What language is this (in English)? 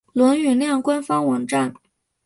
Chinese